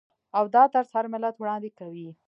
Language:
Pashto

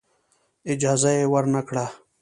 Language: Pashto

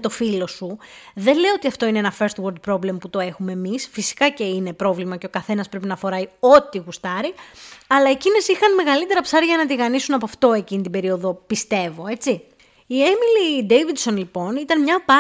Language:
Greek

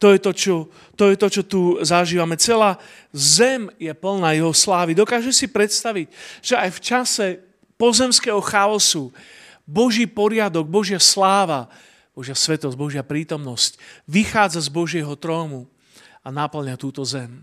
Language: Slovak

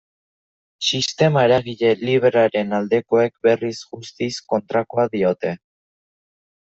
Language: Basque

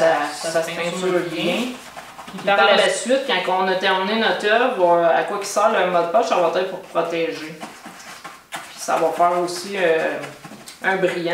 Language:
French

